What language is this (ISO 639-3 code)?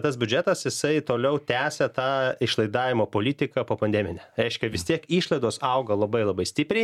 lit